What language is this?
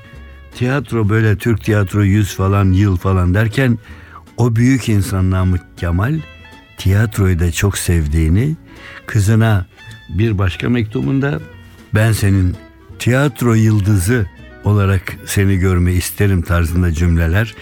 Turkish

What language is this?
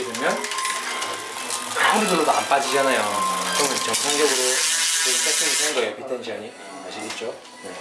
Korean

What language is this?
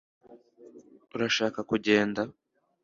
Kinyarwanda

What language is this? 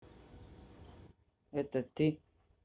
Russian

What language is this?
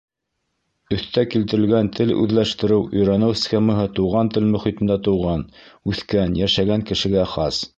Bashkir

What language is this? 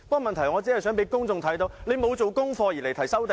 Cantonese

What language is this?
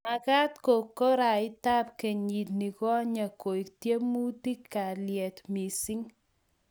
Kalenjin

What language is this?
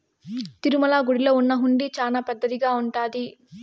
Telugu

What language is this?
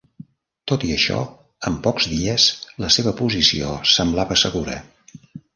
Catalan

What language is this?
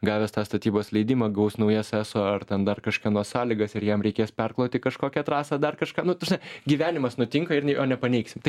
Lithuanian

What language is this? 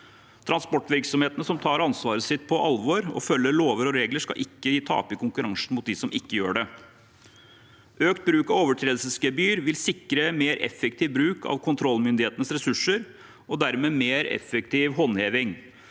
Norwegian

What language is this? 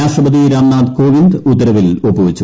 Malayalam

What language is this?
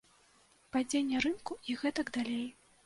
Belarusian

